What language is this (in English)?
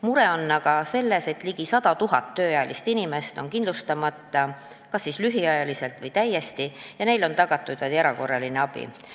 Estonian